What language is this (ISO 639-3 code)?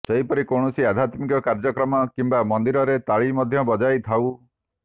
ori